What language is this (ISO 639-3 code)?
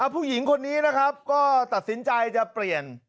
tha